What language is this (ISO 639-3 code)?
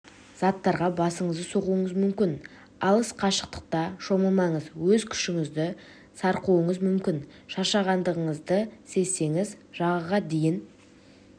kaz